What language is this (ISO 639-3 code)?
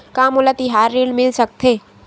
hne